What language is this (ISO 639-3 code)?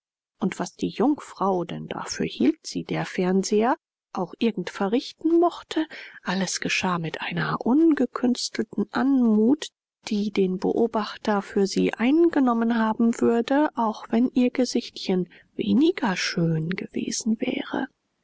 deu